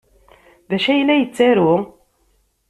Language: Kabyle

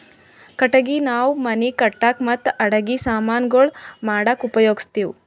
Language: Kannada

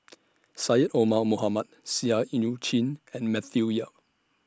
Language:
English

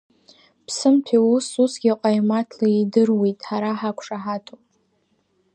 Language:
Abkhazian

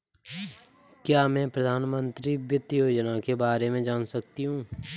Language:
Hindi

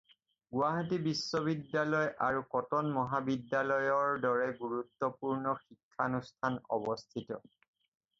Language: Assamese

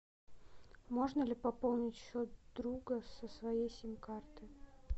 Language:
Russian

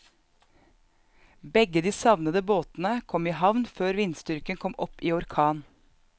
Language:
Norwegian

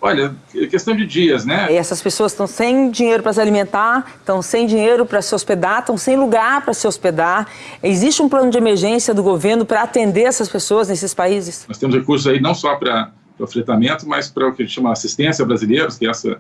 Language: Portuguese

